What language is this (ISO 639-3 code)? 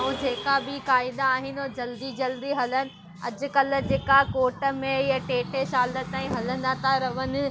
snd